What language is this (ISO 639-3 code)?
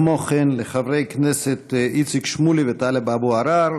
heb